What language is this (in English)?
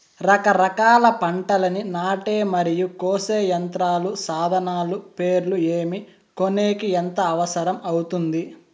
Telugu